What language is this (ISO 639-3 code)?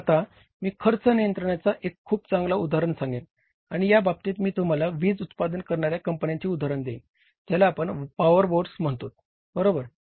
mar